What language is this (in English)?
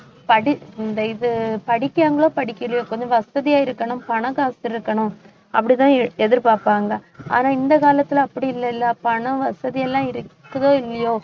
Tamil